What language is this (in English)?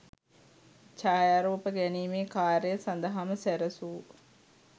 Sinhala